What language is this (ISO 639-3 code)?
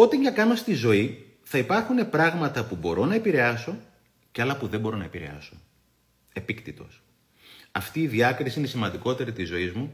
ell